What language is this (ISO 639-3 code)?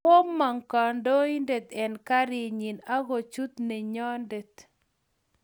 kln